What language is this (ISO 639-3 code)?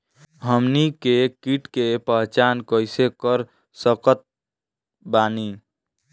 bho